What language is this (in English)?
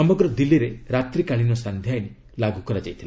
Odia